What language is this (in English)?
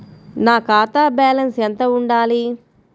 Telugu